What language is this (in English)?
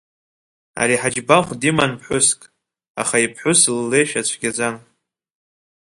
Abkhazian